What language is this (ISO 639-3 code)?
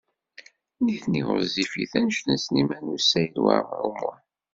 kab